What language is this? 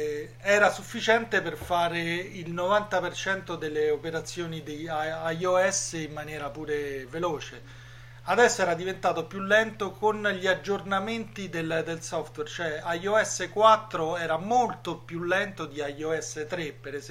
Italian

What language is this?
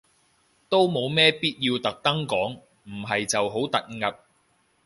Cantonese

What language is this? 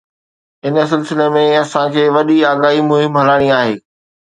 Sindhi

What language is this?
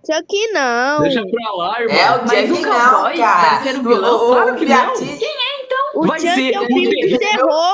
Portuguese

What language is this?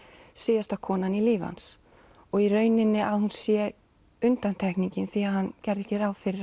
Icelandic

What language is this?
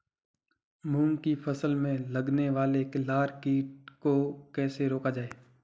Hindi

